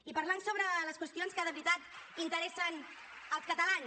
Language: Catalan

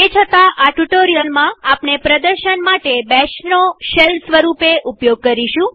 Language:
Gujarati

